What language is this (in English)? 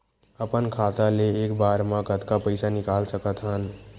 Chhattisgarhi